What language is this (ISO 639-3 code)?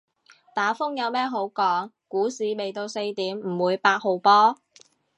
yue